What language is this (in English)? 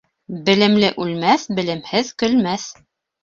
Bashkir